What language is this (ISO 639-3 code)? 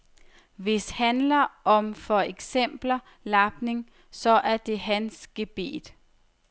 dan